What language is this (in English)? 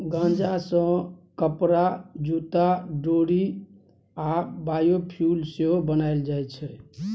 Maithili